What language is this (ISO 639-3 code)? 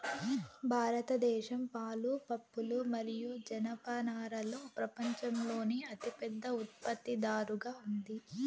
tel